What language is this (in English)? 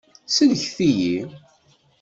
Kabyle